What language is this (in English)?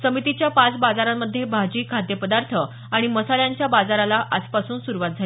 Marathi